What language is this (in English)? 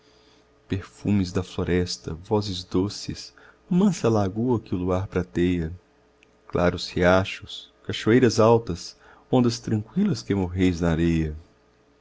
Portuguese